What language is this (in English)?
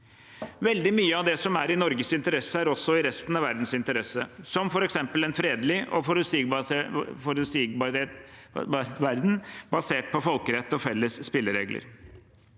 Norwegian